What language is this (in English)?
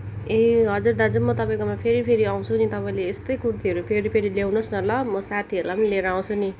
Nepali